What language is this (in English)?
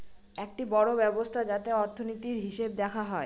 Bangla